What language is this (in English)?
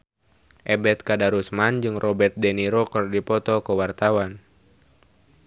Sundanese